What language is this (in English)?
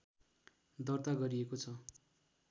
Nepali